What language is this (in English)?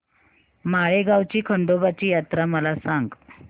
Marathi